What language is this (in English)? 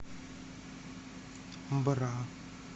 Russian